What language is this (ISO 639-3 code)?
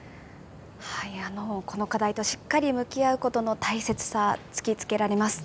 jpn